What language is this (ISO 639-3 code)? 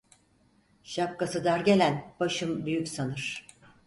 tur